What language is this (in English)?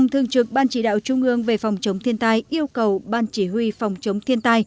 Vietnamese